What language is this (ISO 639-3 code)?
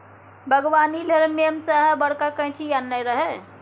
mai